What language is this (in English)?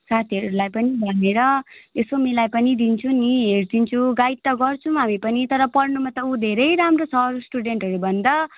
Nepali